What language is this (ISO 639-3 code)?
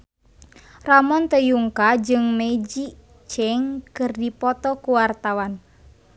sun